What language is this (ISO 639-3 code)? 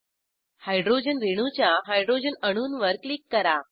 mar